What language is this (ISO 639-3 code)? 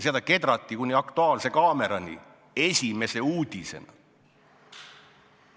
est